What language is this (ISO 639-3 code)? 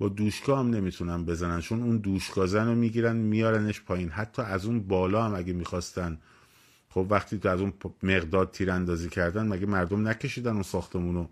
fas